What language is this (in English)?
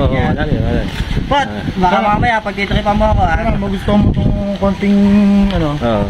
Filipino